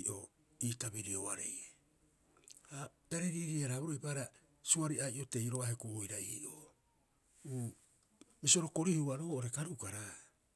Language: Rapoisi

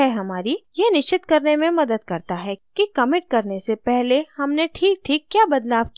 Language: Hindi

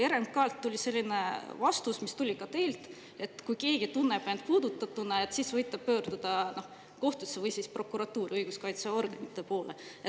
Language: Estonian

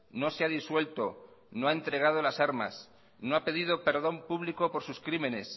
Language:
Spanish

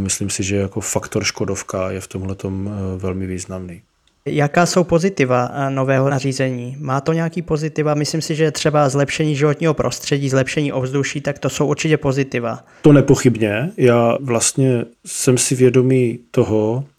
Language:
Czech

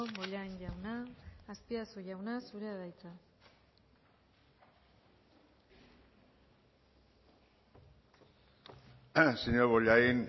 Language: Basque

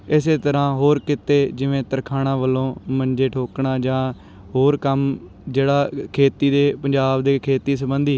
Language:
Punjabi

